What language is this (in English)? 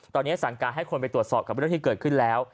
Thai